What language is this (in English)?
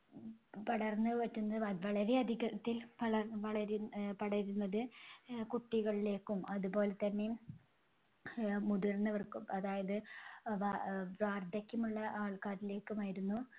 Malayalam